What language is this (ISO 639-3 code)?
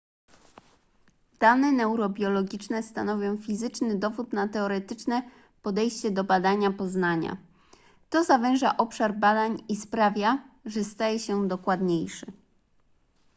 pol